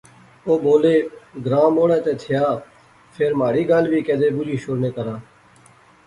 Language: Pahari-Potwari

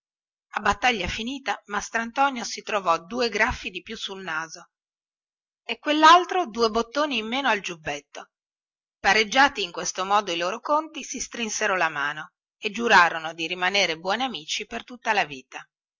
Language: Italian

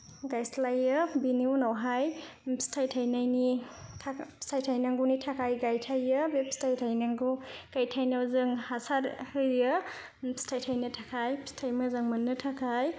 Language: Bodo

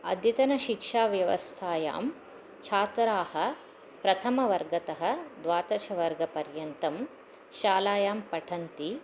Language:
Sanskrit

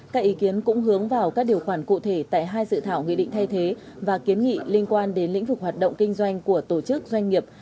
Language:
Vietnamese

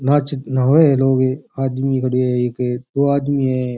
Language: Rajasthani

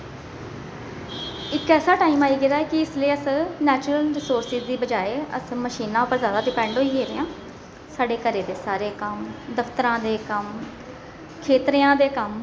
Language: Dogri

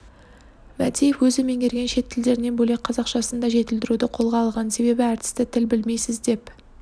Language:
Kazakh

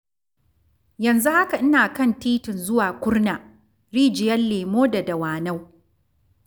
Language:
Hausa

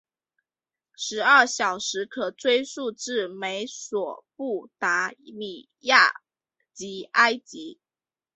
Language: Chinese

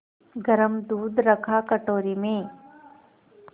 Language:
Hindi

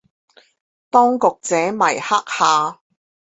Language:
Chinese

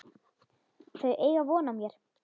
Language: Icelandic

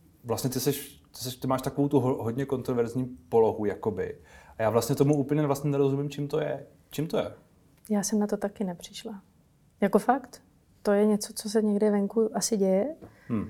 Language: Czech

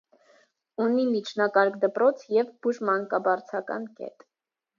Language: Armenian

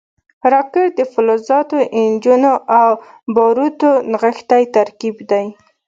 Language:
Pashto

